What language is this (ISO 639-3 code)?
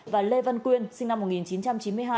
vie